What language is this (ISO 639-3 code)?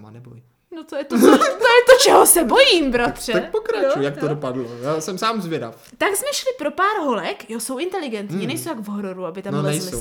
ces